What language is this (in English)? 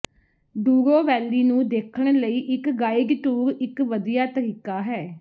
Punjabi